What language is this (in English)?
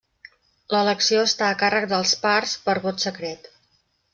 Catalan